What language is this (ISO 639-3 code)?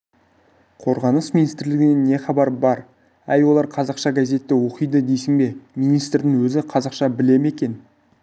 kaz